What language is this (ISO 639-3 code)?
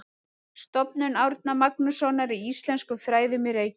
isl